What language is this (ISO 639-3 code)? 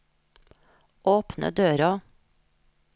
nor